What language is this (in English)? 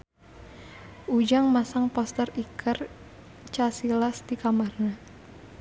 Sundanese